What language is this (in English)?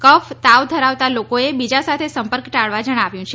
Gujarati